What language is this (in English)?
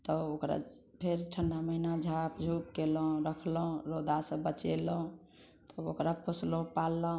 Maithili